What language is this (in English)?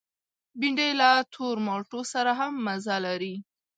Pashto